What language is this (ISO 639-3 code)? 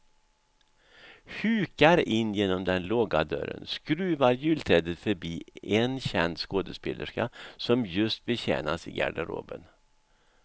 swe